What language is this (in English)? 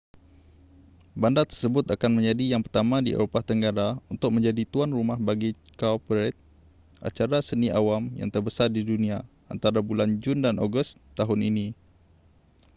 Malay